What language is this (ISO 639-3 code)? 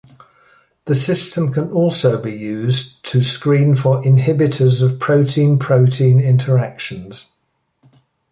eng